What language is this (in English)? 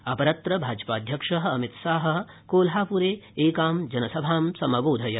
Sanskrit